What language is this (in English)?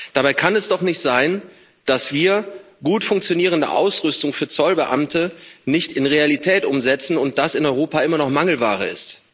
German